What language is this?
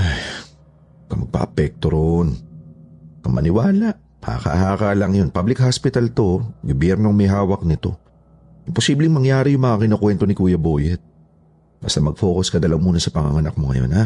Filipino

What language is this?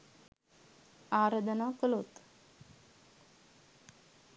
Sinhala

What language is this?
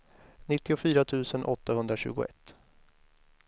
Swedish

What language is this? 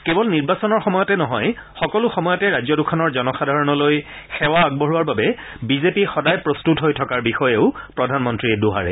Assamese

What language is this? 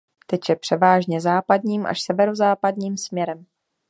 Czech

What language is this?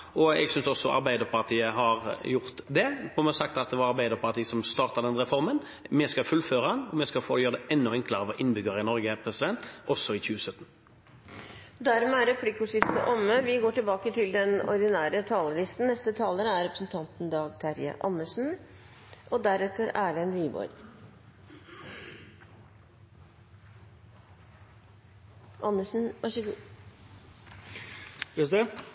Norwegian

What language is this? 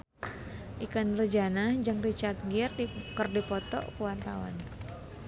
Sundanese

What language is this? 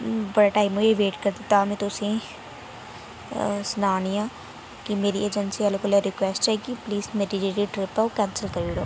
Dogri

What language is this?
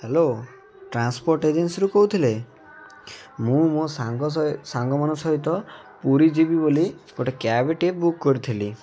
Odia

